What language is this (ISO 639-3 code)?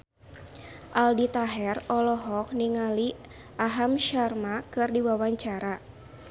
sun